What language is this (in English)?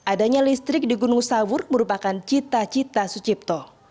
Indonesian